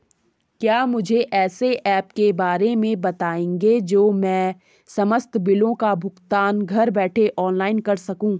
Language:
Hindi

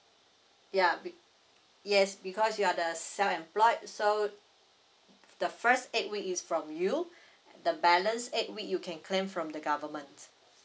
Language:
English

